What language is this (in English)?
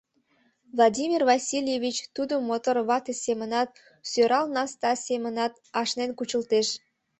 Mari